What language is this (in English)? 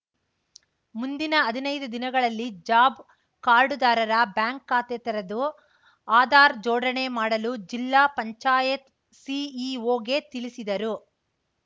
Kannada